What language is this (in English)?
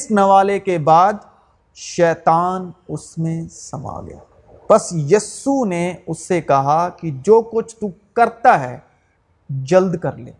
Urdu